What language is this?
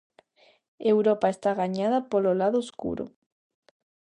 Galician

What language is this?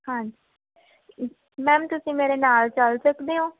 Punjabi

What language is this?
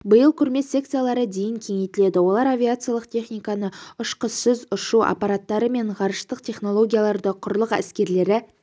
Kazakh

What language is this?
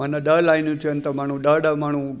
Sindhi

